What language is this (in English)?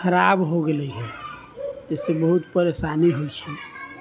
Maithili